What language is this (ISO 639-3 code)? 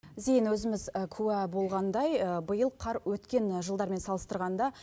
kaz